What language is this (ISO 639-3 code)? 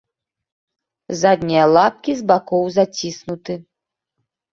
bel